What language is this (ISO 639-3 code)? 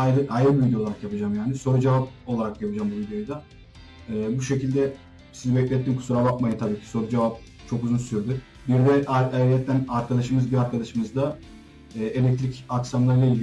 tur